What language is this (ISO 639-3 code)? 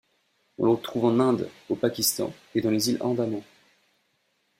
fra